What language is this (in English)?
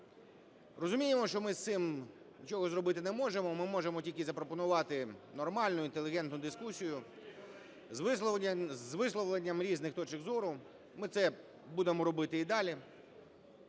Ukrainian